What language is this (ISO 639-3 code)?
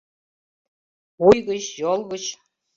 chm